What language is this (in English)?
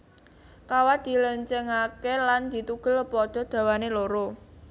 Javanese